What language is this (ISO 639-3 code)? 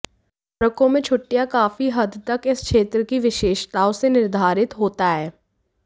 hin